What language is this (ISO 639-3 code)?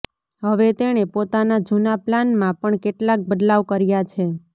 guj